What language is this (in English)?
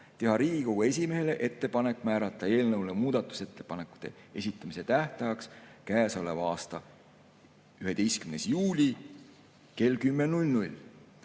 Estonian